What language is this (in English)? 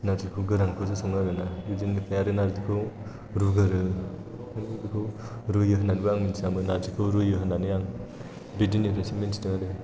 Bodo